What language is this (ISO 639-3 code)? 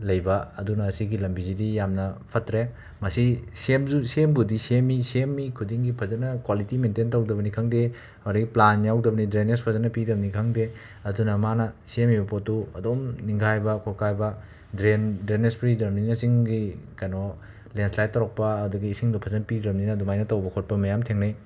mni